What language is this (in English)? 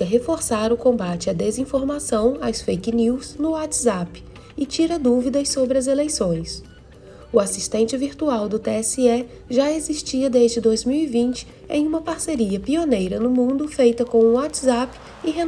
Portuguese